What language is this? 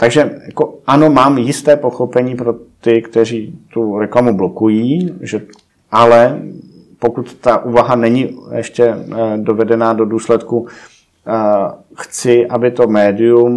Czech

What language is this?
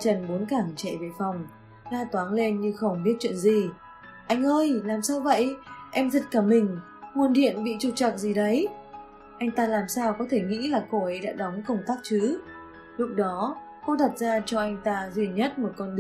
Vietnamese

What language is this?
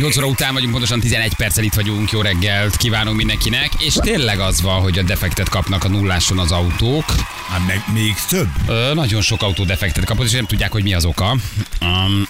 Hungarian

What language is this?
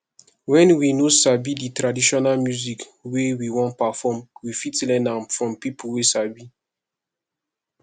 Nigerian Pidgin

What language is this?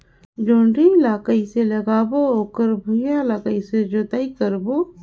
Chhattisgarhi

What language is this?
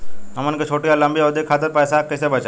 Bhojpuri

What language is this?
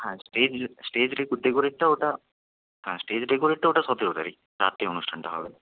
Bangla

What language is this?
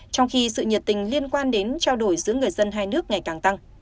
Vietnamese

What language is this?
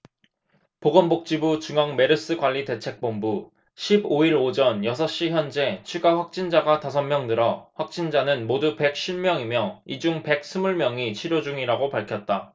Korean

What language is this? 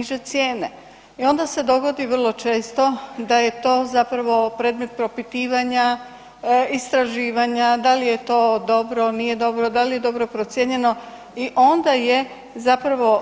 Croatian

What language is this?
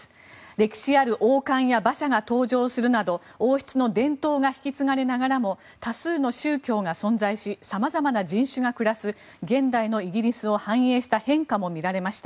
Japanese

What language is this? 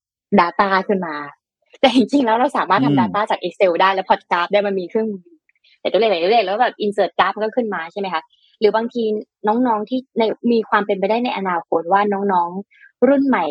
Thai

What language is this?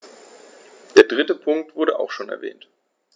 German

